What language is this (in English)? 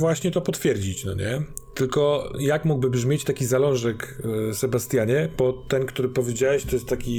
Polish